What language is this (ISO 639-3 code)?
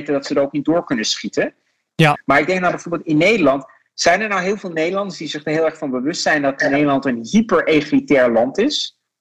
nld